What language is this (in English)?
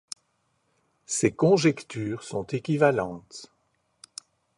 French